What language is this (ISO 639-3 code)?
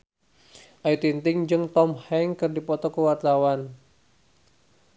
sun